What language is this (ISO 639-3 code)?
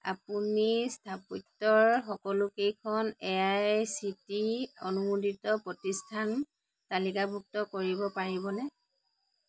asm